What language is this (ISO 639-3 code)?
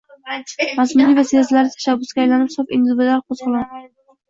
uzb